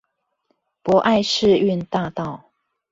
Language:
Chinese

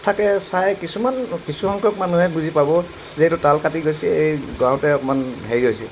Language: Assamese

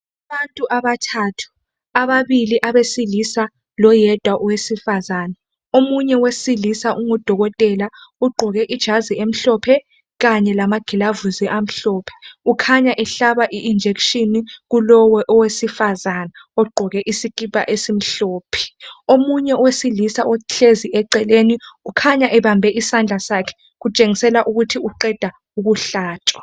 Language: North Ndebele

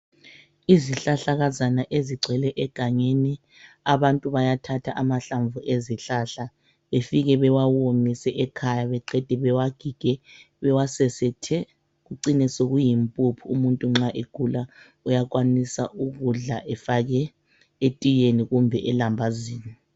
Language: North Ndebele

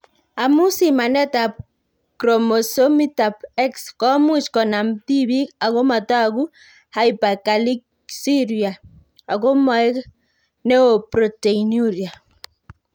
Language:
Kalenjin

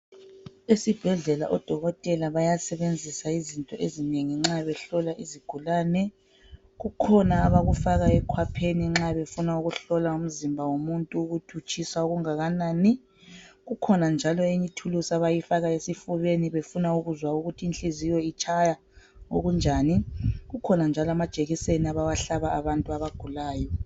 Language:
North Ndebele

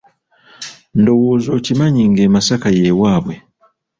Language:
Ganda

